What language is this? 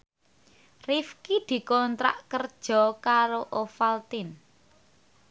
Javanese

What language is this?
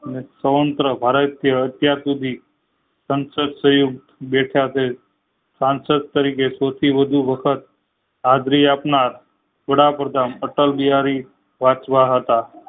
Gujarati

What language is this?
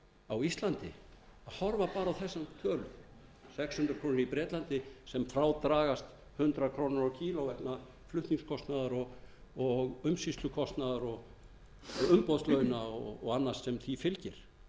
Icelandic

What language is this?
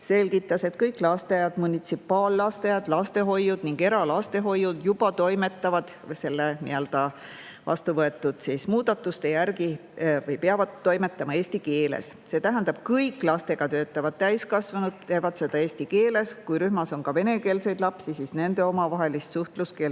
Estonian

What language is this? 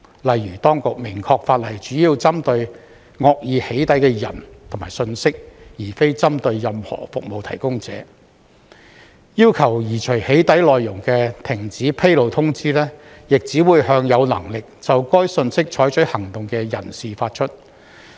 Cantonese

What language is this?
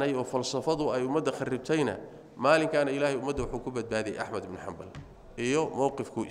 Arabic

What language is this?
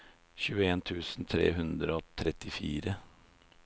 Norwegian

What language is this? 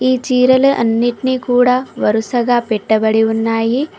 Telugu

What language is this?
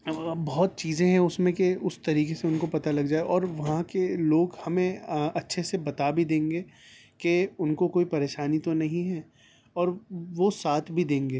Urdu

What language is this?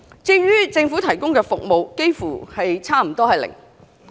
Cantonese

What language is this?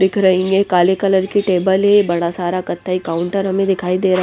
Hindi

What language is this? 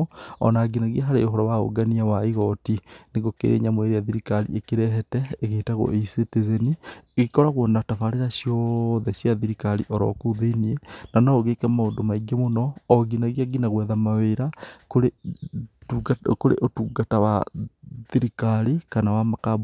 Kikuyu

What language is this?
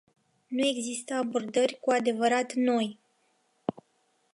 Romanian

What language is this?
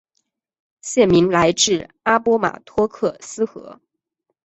Chinese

